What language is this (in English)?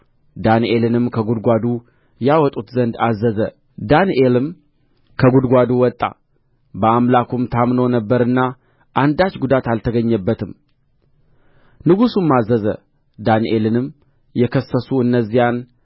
Amharic